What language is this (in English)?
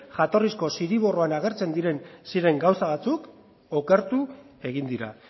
Basque